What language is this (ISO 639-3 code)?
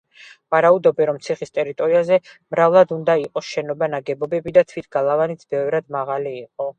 kat